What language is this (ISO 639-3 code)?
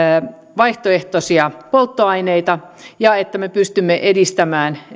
fin